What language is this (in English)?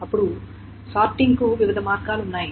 Telugu